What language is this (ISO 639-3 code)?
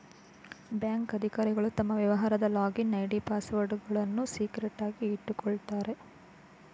kan